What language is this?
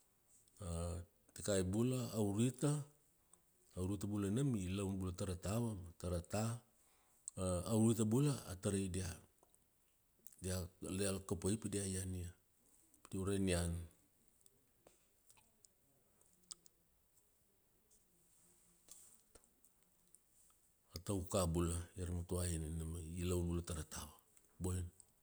Kuanua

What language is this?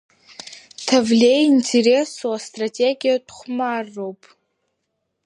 Abkhazian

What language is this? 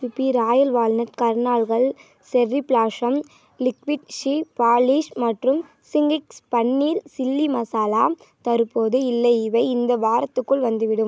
Tamil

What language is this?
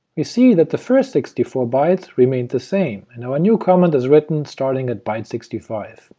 English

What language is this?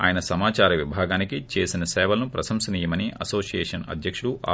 Telugu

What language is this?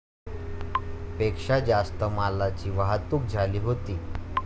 Marathi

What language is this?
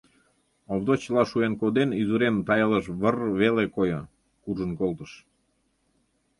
Mari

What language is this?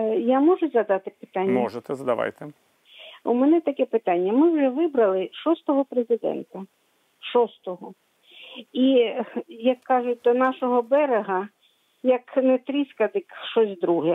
Ukrainian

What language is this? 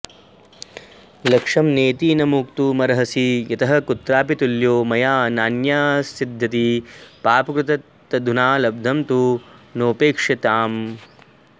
Sanskrit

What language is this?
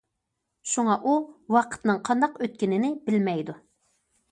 Uyghur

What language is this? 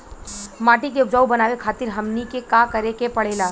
Bhojpuri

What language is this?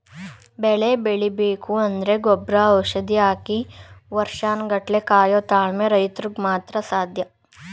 Kannada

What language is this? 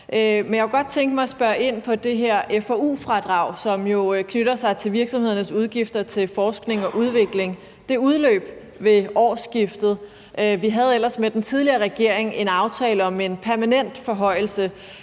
Danish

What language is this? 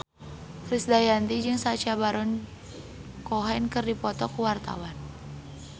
Sundanese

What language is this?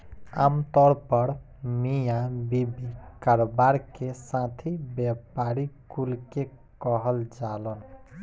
Bhojpuri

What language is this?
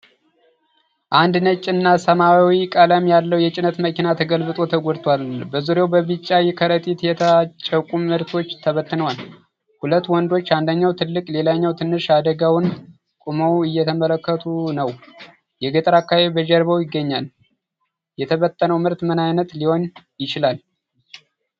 Amharic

